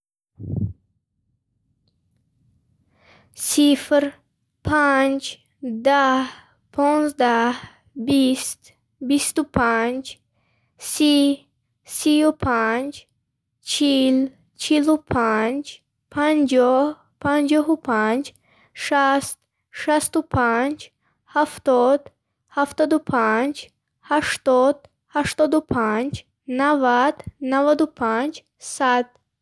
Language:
Bukharic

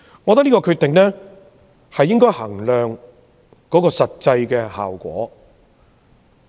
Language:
Cantonese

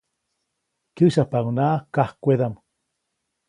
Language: Copainalá Zoque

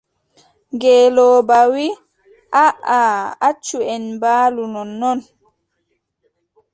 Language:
Adamawa Fulfulde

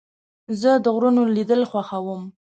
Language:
Pashto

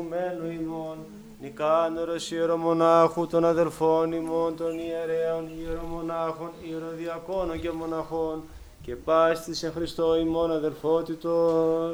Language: Greek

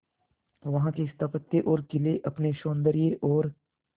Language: Hindi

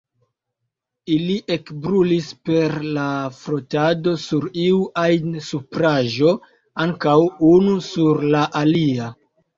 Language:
Esperanto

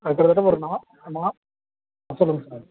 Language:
Tamil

